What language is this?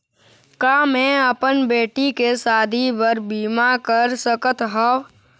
Chhattisgarhi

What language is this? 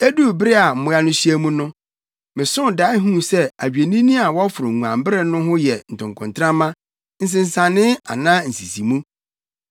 Akan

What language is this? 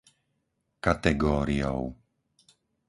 Slovak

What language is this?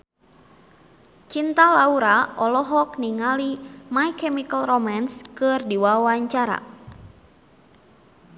Sundanese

